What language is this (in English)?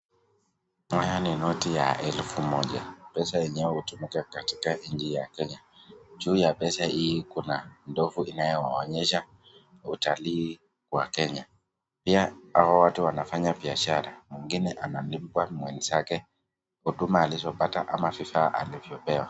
Swahili